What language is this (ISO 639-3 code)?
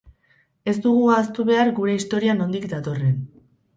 eus